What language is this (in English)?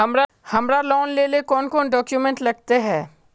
Magahi